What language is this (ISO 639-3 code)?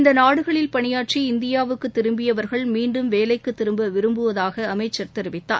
tam